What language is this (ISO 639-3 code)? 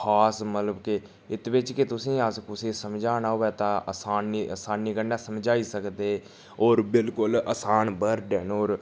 doi